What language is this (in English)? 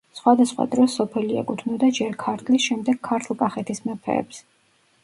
Georgian